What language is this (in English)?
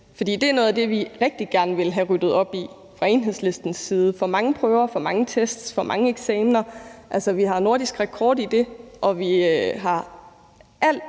Danish